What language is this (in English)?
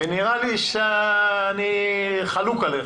Hebrew